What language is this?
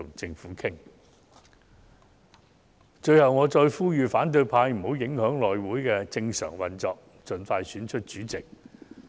Cantonese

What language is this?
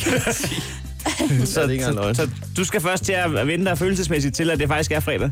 Danish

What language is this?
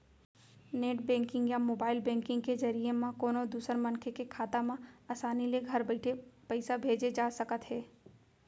Chhattisgarhi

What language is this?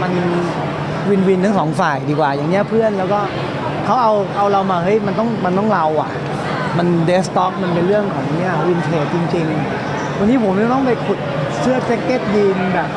Thai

